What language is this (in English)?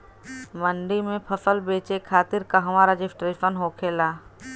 Bhojpuri